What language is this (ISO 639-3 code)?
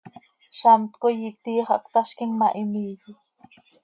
sei